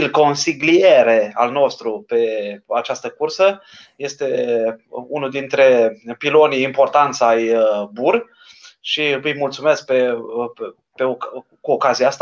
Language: Romanian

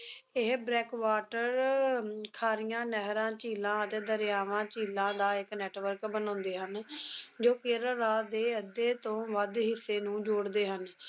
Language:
Punjabi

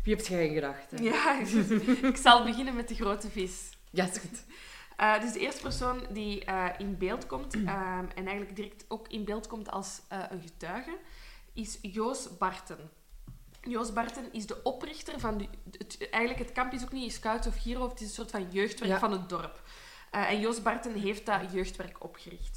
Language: Dutch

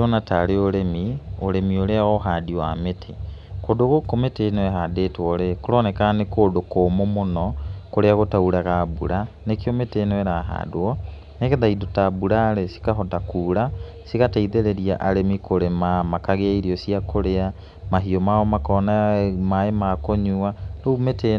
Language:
Kikuyu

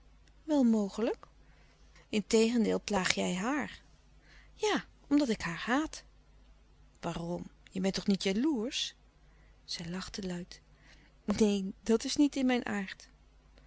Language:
Dutch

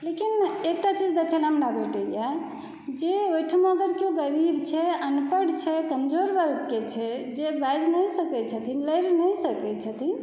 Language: Maithili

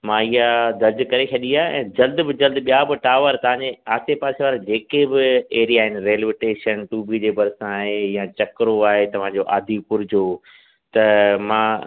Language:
Sindhi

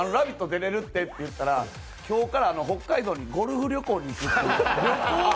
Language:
Japanese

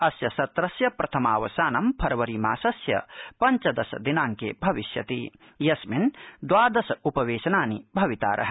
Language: Sanskrit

